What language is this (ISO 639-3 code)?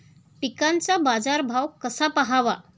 mar